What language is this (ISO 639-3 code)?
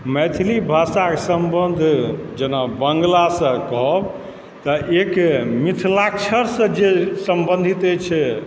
mai